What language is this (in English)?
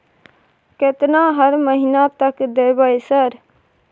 Maithili